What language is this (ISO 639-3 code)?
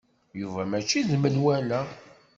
kab